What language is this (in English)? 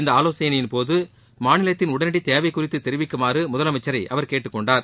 Tamil